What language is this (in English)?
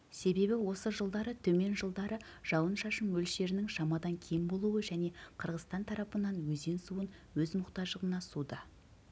Kazakh